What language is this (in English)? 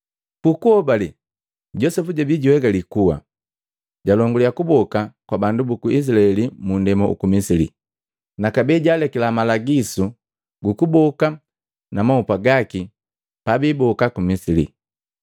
Matengo